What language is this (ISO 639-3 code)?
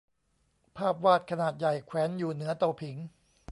tha